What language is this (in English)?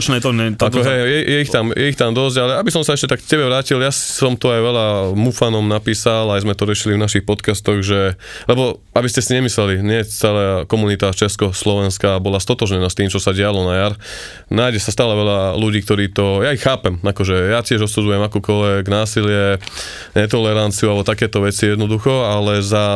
Slovak